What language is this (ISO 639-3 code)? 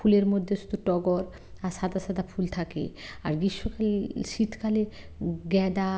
ben